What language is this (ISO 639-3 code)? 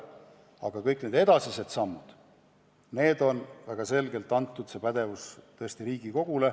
est